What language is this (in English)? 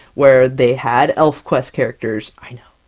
English